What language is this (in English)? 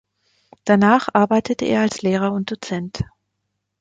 German